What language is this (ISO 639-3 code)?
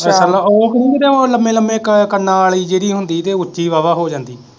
pan